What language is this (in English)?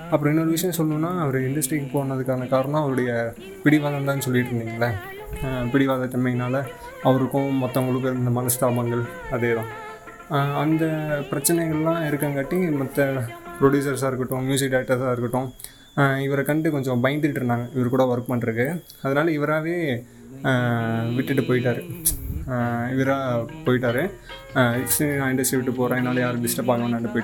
Tamil